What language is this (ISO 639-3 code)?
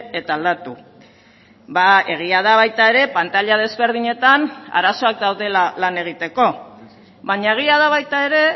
eus